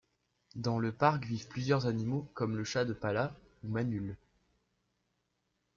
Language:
French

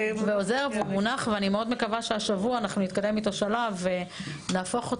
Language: Hebrew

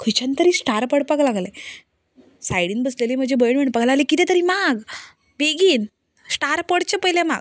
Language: Konkani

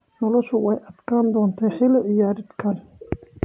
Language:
Somali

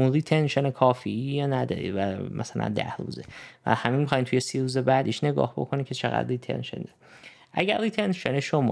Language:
Persian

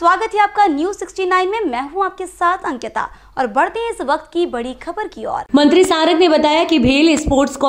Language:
Hindi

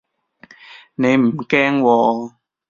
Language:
Cantonese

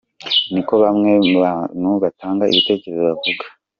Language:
Kinyarwanda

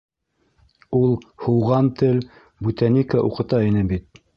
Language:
Bashkir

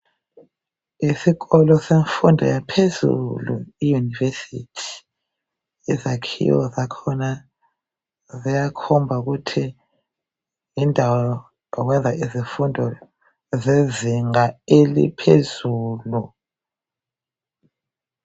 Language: North Ndebele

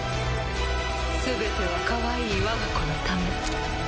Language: Japanese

